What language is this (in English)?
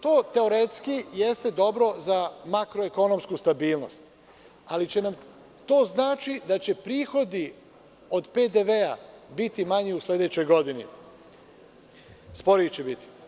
Serbian